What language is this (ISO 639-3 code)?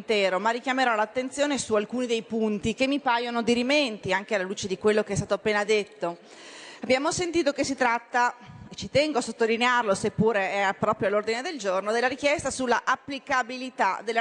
ita